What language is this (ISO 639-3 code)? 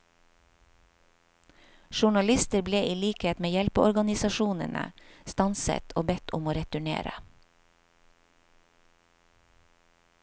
nor